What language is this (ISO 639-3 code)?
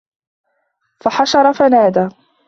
ara